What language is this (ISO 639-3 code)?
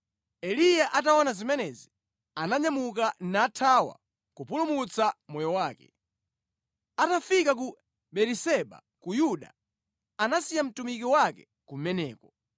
nya